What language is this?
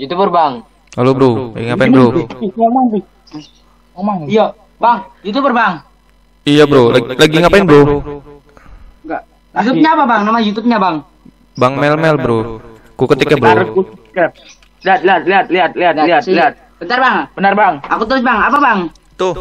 Indonesian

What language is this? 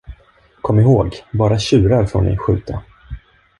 Swedish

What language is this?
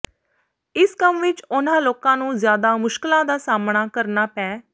Punjabi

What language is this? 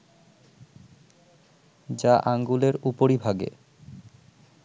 Bangla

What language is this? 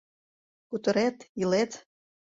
Mari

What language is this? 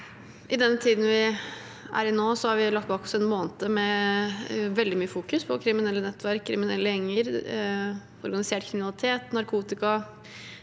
Norwegian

